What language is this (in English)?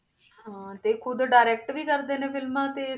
Punjabi